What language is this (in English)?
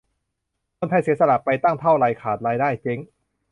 Thai